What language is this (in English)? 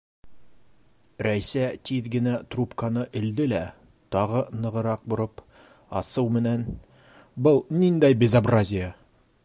Bashkir